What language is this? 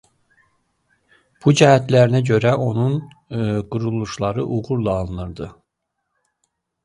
Azerbaijani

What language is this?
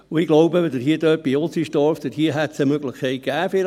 Swiss German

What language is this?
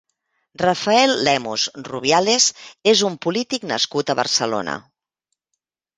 Catalan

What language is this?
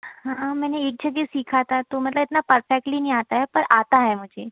Hindi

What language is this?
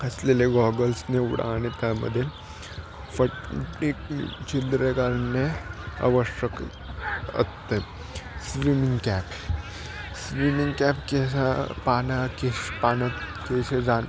Marathi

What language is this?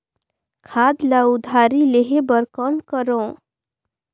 Chhattisgarhi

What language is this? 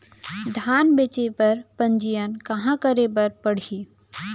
Chhattisgarhi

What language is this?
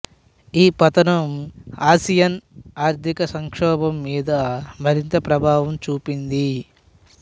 Telugu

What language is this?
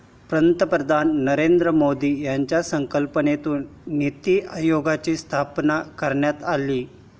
Marathi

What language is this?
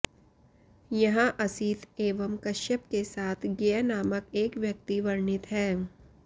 Sanskrit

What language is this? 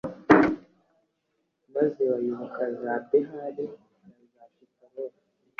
Kinyarwanda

